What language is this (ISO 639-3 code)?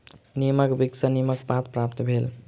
mai